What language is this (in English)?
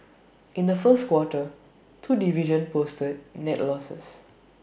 English